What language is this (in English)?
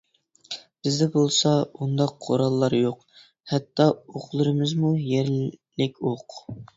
Uyghur